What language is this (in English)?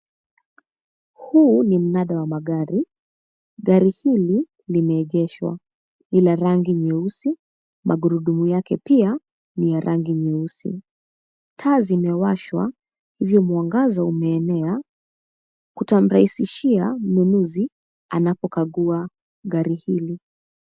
Swahili